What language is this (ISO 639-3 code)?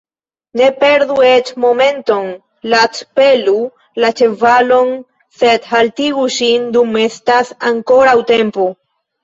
epo